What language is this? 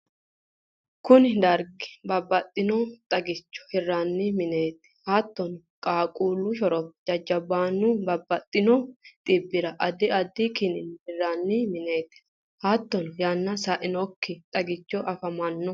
Sidamo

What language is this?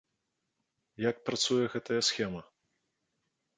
Belarusian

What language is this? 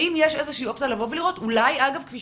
Hebrew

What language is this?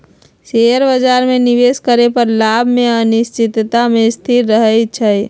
Magahi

